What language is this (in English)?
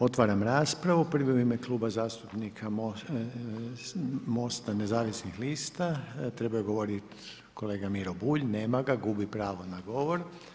Croatian